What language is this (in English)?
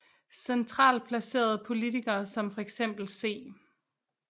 Danish